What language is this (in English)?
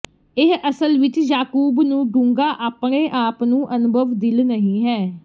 Punjabi